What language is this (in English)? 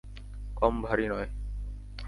Bangla